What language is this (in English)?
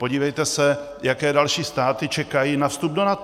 Czech